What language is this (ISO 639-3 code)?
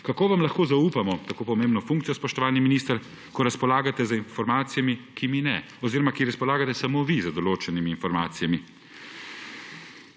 slv